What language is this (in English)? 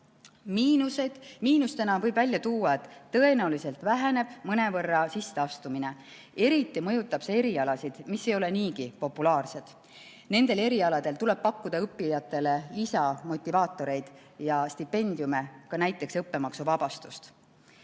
Estonian